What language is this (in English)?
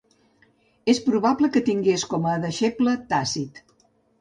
Catalan